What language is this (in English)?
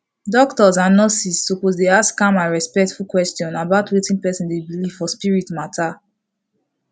Nigerian Pidgin